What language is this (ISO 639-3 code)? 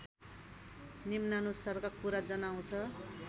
nep